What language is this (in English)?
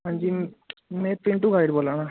Dogri